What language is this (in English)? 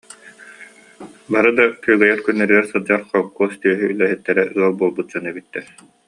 Yakut